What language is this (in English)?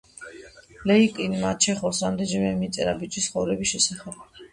Georgian